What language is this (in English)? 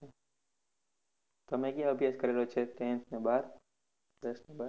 Gujarati